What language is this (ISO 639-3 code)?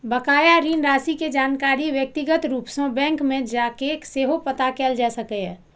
mai